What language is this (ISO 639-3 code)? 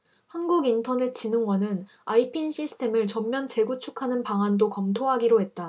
kor